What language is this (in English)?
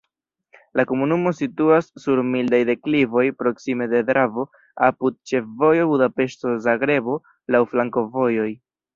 Esperanto